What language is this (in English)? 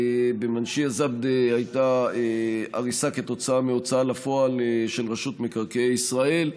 Hebrew